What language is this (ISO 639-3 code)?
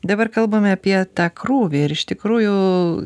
lit